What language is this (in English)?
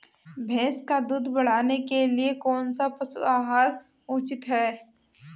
Hindi